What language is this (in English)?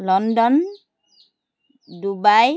Assamese